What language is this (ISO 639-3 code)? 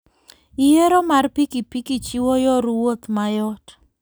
luo